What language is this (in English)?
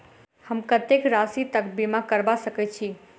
Maithili